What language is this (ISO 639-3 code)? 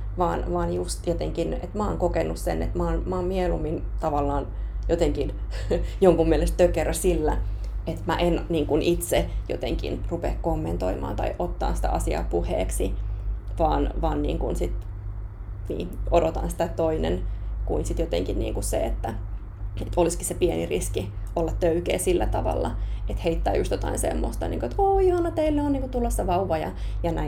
fin